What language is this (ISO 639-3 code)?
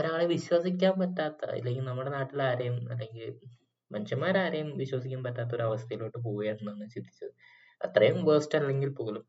mal